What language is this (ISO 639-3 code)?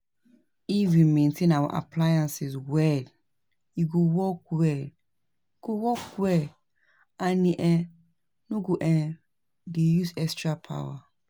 pcm